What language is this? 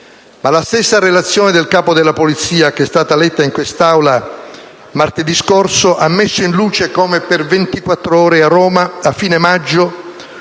Italian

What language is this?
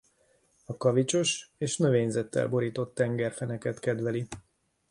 Hungarian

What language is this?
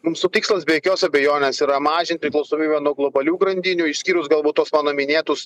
Lithuanian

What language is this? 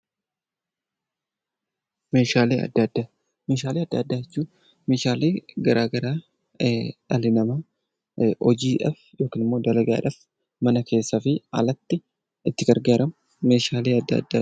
Oromo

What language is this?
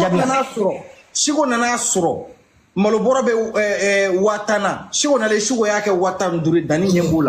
French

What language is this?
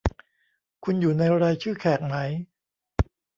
Thai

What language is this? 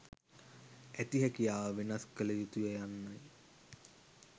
Sinhala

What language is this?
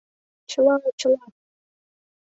Mari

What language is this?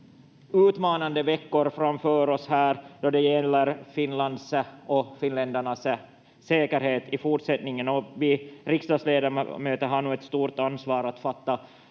Finnish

